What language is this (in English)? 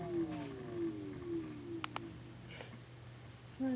Punjabi